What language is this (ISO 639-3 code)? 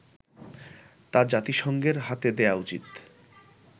ben